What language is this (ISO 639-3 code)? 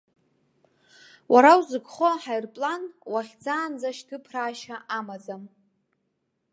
abk